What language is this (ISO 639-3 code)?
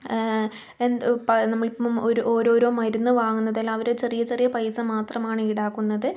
mal